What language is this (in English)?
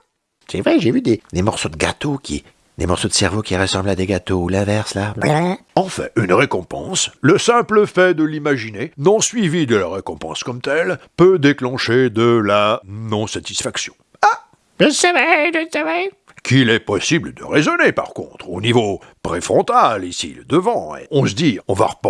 French